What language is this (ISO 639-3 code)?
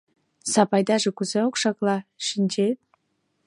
chm